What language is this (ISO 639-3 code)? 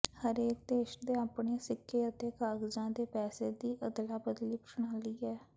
pan